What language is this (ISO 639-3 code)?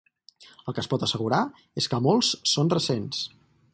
cat